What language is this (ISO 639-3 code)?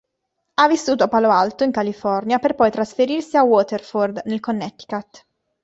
ita